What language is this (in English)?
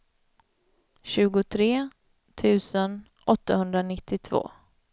Swedish